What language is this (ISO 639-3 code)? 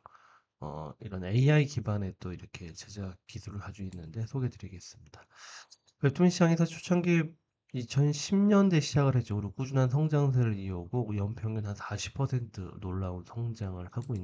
kor